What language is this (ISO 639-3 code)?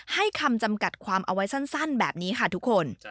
tha